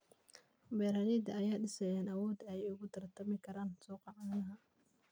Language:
Somali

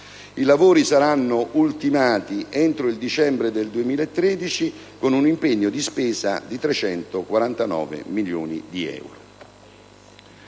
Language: Italian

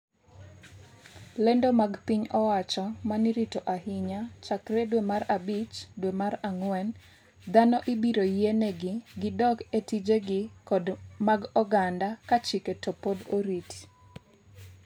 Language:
Luo (Kenya and Tanzania)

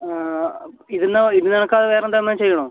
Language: Malayalam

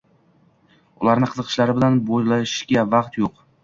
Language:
Uzbek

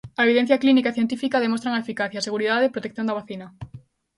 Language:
Galician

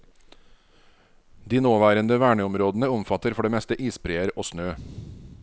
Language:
Norwegian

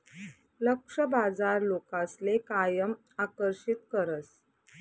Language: Marathi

